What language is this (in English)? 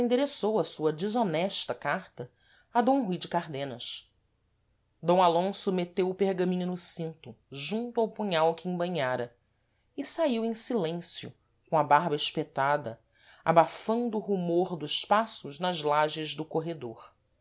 Portuguese